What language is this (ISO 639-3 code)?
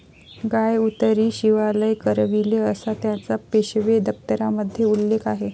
mar